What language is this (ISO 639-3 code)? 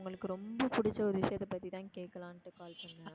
tam